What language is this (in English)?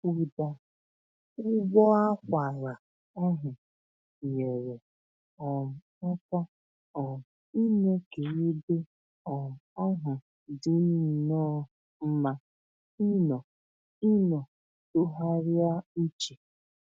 Igbo